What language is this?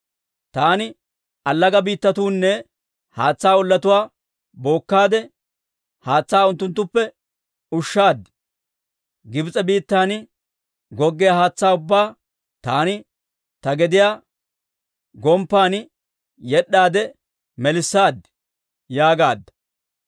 Dawro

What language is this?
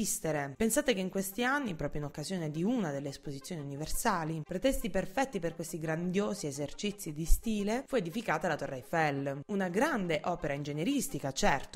Italian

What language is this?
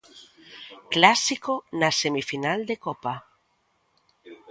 Galician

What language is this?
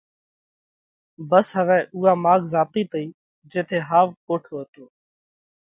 Parkari Koli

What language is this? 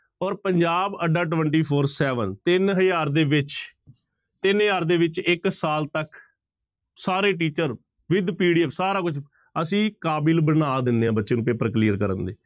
Punjabi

